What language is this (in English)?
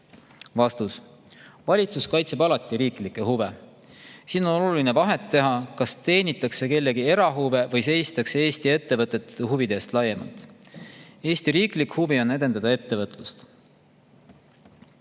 Estonian